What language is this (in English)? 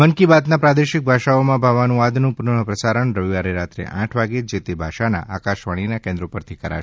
Gujarati